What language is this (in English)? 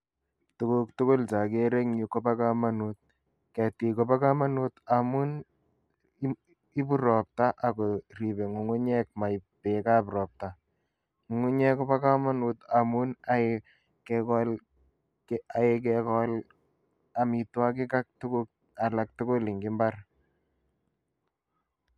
Kalenjin